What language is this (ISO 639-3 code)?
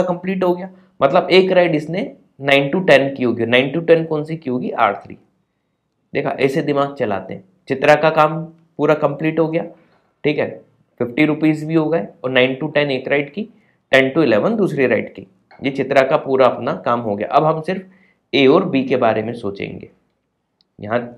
hin